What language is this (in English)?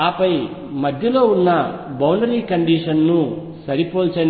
Telugu